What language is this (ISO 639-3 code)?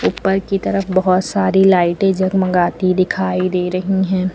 hin